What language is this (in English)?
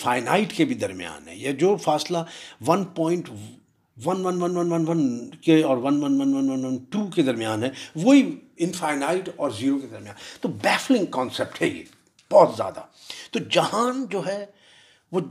Urdu